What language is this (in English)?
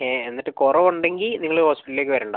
Malayalam